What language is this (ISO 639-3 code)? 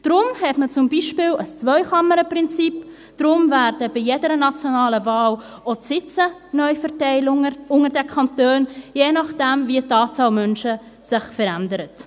gsw